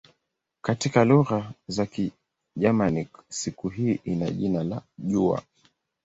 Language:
Swahili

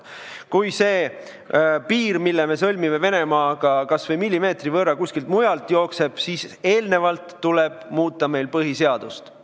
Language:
Estonian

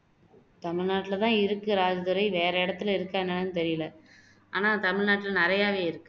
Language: Tamil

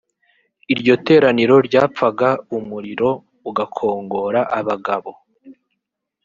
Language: Kinyarwanda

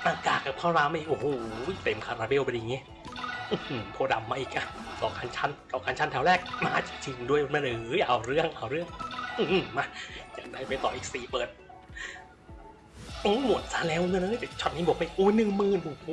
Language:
Thai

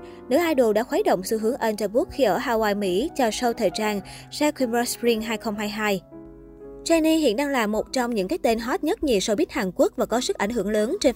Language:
Vietnamese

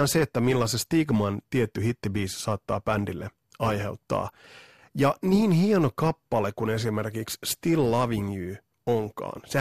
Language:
Finnish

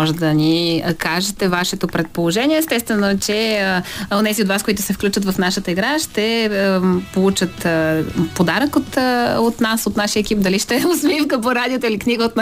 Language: Bulgarian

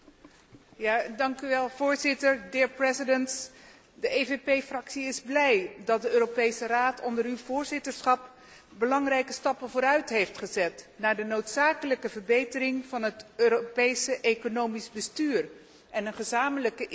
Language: Dutch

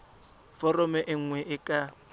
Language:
Tswana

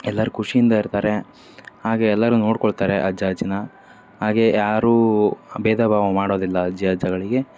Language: Kannada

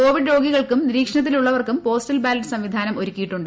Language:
Malayalam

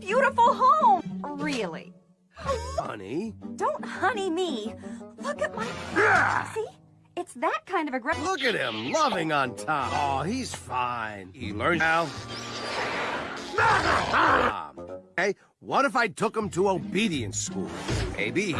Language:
English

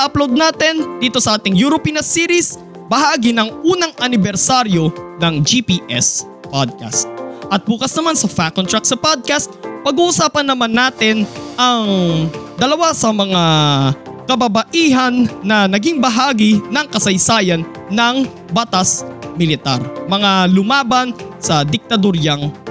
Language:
Filipino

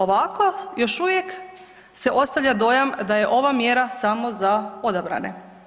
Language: Croatian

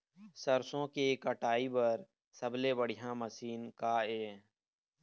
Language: Chhattisgarhi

